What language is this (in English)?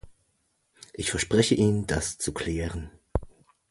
German